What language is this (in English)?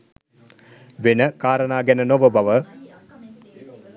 Sinhala